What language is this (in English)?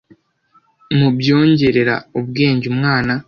Kinyarwanda